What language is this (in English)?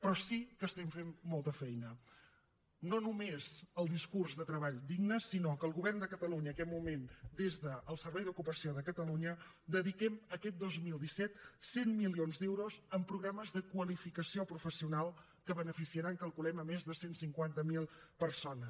Catalan